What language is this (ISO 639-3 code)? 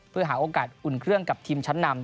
tha